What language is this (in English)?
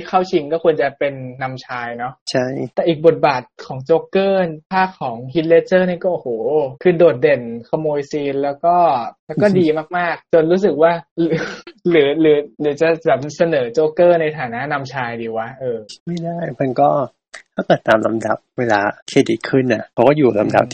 Thai